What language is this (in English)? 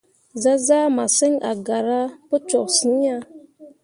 Mundang